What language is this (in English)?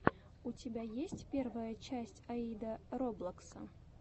Russian